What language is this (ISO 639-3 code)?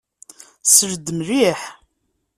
kab